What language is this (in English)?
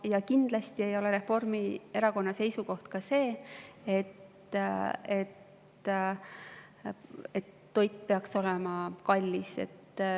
Estonian